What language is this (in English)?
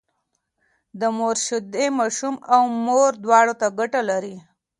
Pashto